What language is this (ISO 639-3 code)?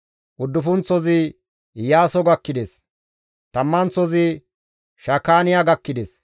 gmv